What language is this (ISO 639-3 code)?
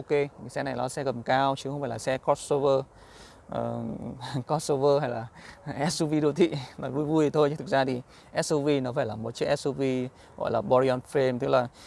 vie